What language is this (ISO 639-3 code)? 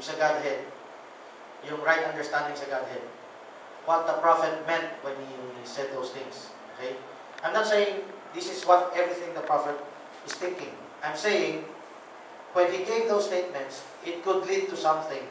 fil